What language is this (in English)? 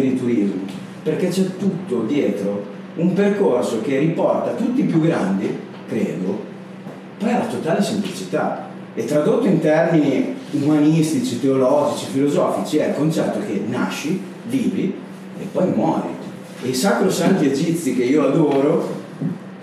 Italian